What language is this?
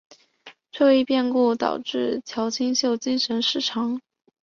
Chinese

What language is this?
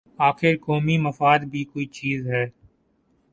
Urdu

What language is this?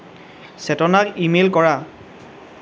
Assamese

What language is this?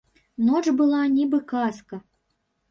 Belarusian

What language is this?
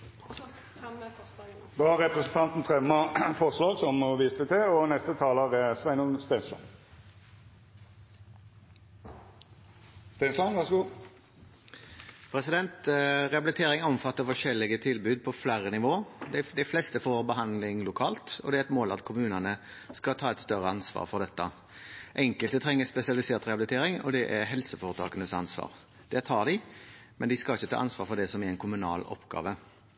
Norwegian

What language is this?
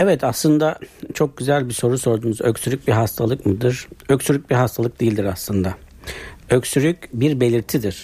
Turkish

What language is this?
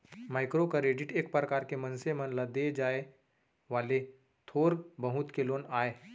Chhattisgarhi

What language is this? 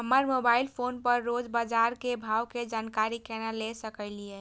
Maithili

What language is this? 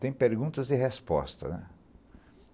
Portuguese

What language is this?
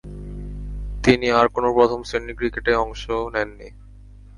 Bangla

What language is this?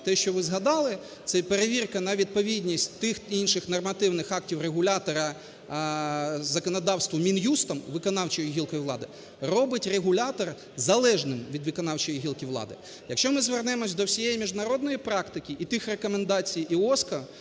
Ukrainian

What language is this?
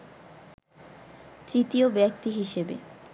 Bangla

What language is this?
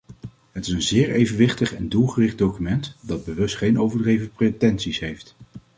Dutch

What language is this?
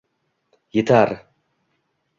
Uzbek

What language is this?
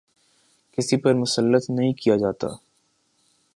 Urdu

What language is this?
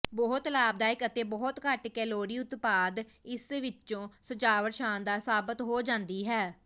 Punjabi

